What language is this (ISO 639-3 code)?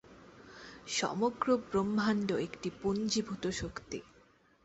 ben